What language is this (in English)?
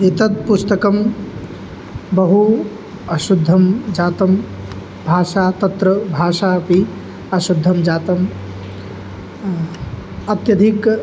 Sanskrit